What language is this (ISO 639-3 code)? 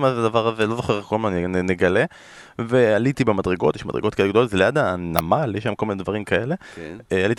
heb